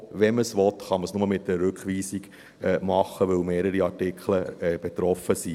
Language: Swiss German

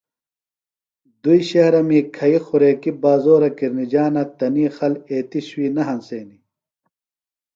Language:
Phalura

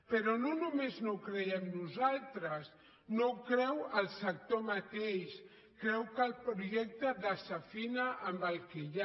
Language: Catalan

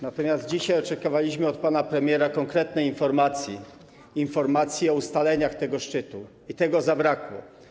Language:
Polish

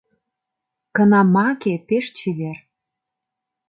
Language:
Mari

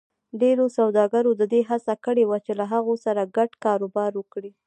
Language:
Pashto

